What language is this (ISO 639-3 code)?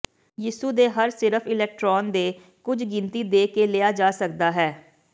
pan